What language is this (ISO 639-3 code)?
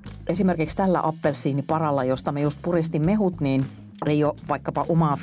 fin